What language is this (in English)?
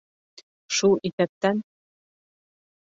Bashkir